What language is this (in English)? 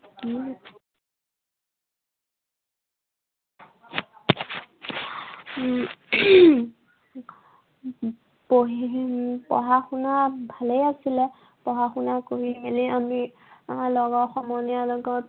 Assamese